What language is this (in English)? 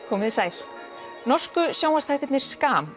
Icelandic